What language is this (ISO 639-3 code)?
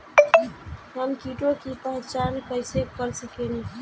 bho